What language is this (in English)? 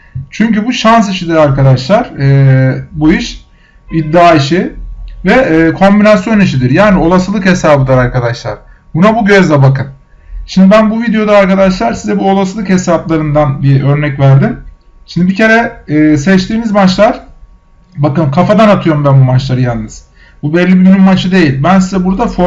Turkish